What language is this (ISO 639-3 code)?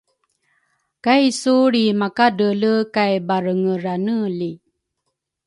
dru